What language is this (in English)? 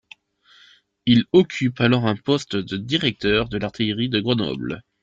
French